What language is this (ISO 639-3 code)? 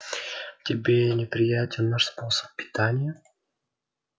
rus